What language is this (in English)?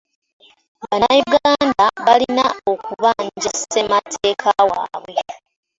Ganda